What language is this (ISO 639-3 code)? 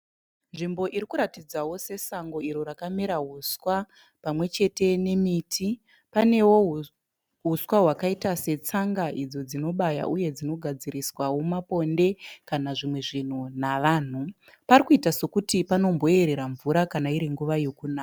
sna